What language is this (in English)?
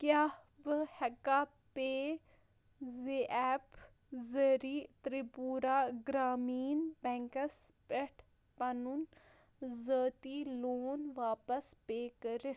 Kashmiri